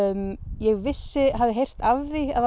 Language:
Icelandic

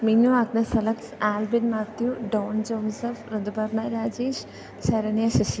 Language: Malayalam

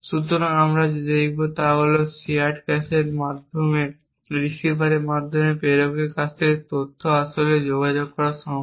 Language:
Bangla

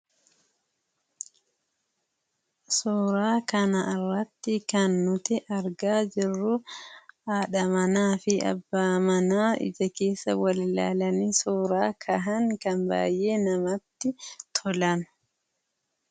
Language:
Oromo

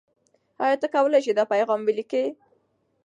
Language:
Pashto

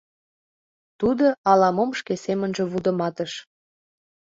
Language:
Mari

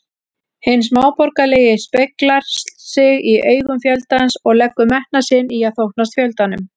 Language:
Icelandic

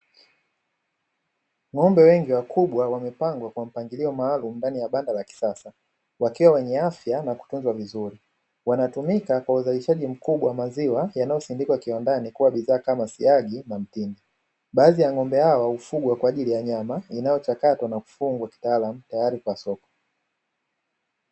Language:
Swahili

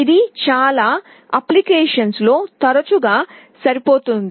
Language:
Telugu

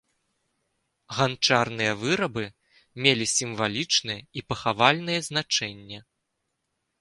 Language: Belarusian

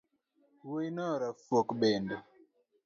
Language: Luo (Kenya and Tanzania)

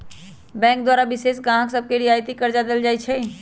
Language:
Magahi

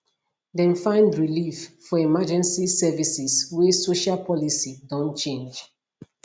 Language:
Nigerian Pidgin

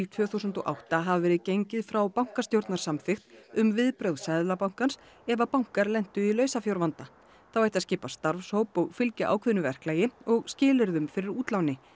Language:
Icelandic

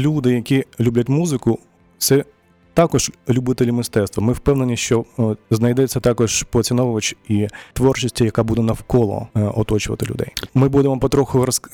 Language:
Ukrainian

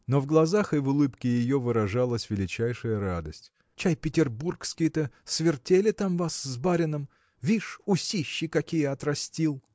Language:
Russian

